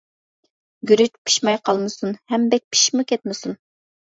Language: Uyghur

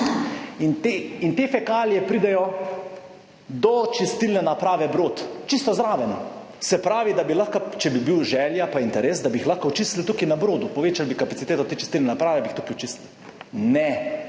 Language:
Slovenian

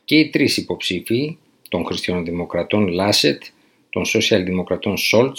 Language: Greek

